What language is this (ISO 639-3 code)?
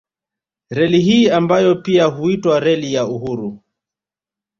swa